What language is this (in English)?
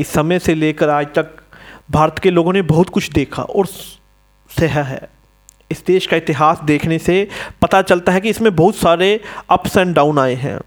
Hindi